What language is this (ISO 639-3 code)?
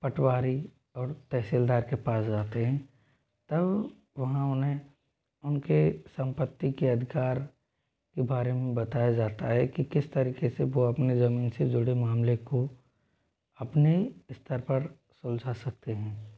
hin